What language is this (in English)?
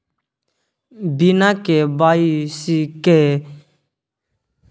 Maithili